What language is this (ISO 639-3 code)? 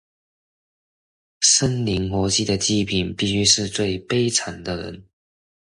zho